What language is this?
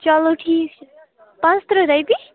Kashmiri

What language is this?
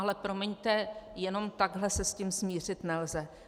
Czech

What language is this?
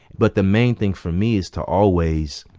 English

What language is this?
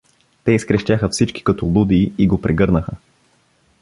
Bulgarian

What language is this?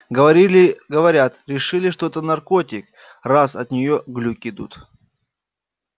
Russian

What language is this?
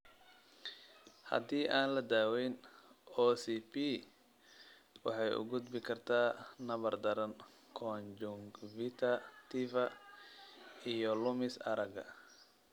Somali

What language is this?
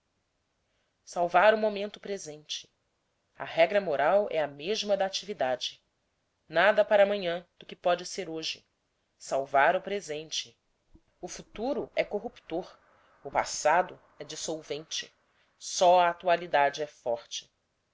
Portuguese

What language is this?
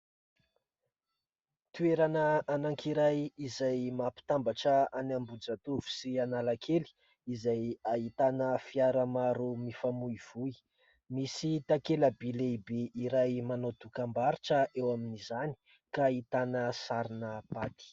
Malagasy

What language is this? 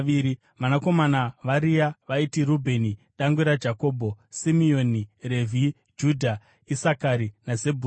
Shona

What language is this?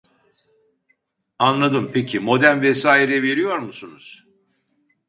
Turkish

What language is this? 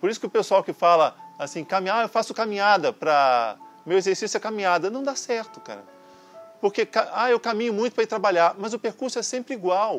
Portuguese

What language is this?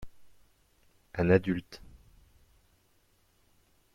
French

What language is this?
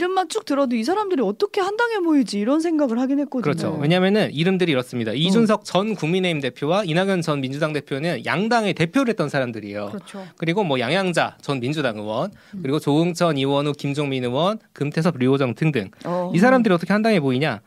Korean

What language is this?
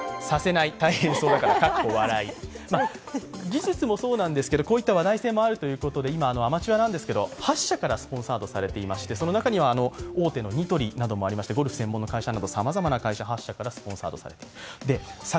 Japanese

